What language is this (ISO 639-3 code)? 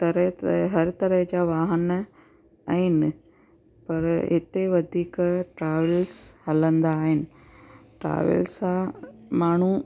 snd